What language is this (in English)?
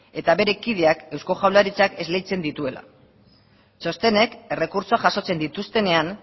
Basque